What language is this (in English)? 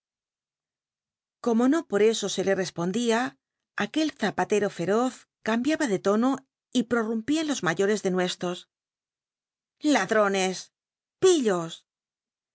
Spanish